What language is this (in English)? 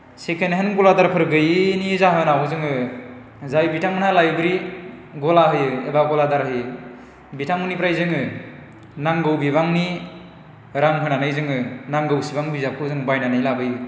Bodo